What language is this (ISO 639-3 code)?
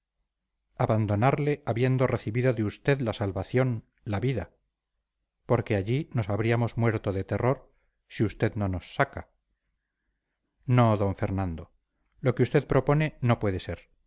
spa